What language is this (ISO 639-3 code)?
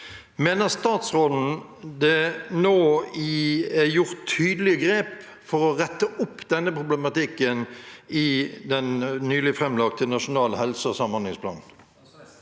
nor